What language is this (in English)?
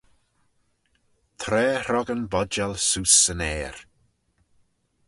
Manx